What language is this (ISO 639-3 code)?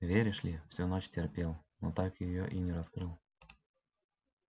rus